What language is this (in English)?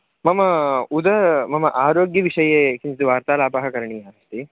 Sanskrit